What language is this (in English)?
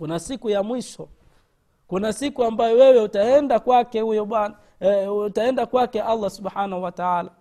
Swahili